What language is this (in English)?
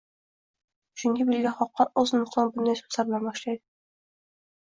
Uzbek